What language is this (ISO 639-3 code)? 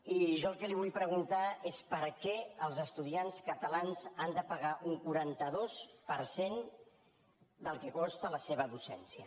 cat